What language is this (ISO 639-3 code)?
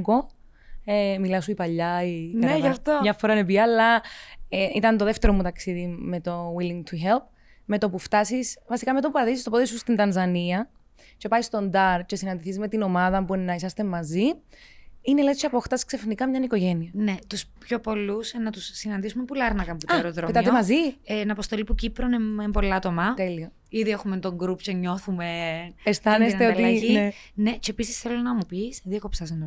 ell